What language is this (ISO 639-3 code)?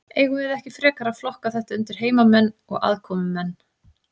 isl